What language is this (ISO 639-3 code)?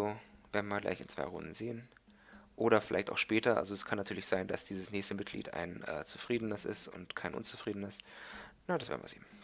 deu